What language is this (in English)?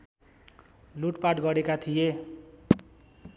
Nepali